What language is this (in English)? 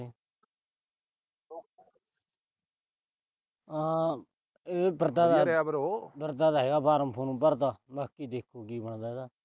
Punjabi